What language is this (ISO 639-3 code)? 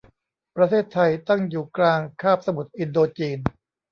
tha